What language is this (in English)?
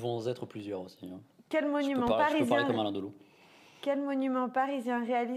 French